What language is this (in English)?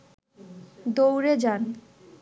Bangla